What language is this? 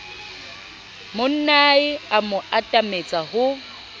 Southern Sotho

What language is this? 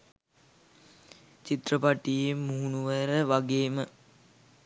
Sinhala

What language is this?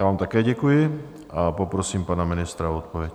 Czech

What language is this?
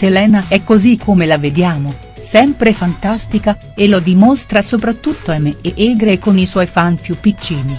Italian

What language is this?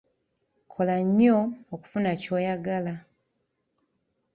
Ganda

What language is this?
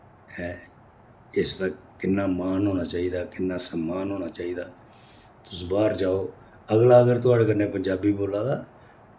Dogri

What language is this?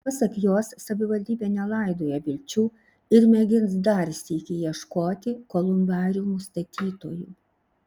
Lithuanian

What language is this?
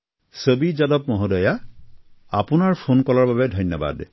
Assamese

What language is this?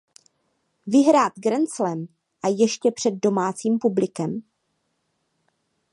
Czech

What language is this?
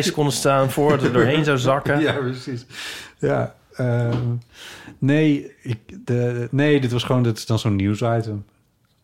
Dutch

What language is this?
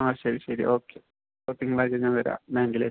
Malayalam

